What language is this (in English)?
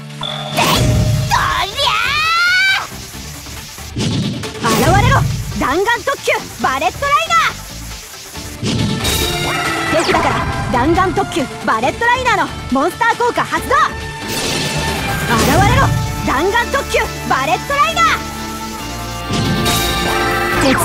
Japanese